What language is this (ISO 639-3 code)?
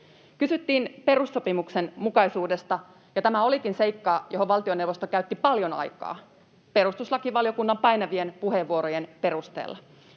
fin